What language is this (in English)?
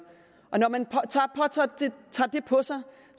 Danish